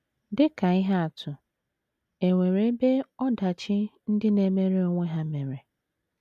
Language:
Igbo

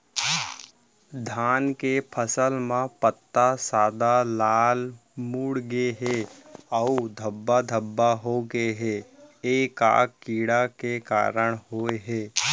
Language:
Chhattisgarhi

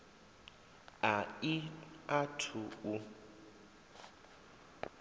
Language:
Venda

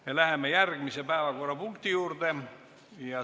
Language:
Estonian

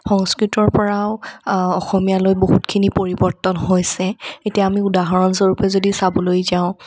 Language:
Assamese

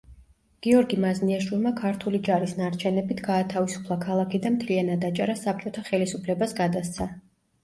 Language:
Georgian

